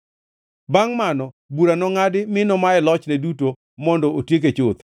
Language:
Luo (Kenya and Tanzania)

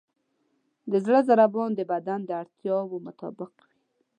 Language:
Pashto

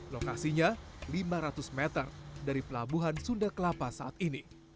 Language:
Indonesian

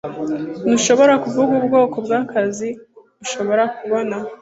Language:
Kinyarwanda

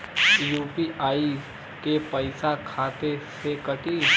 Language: Bhojpuri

